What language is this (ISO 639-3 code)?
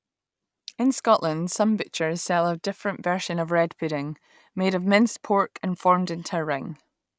eng